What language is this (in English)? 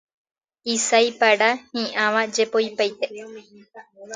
Guarani